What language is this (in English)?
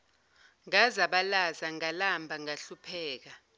Zulu